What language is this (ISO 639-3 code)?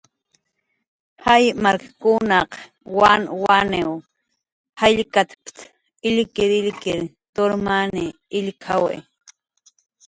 jqr